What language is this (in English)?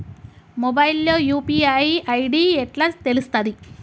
Telugu